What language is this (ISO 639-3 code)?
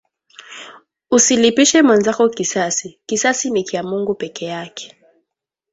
swa